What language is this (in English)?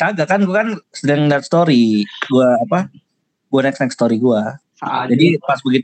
Indonesian